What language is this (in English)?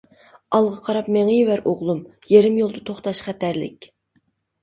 Uyghur